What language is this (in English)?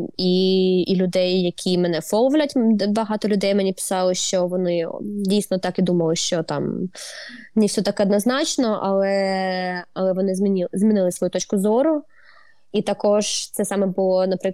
Ukrainian